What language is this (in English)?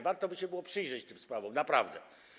Polish